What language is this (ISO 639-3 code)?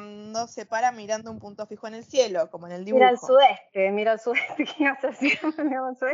spa